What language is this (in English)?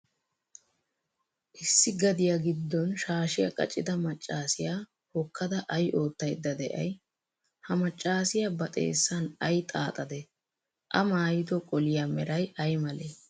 Wolaytta